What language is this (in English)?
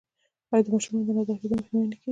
Pashto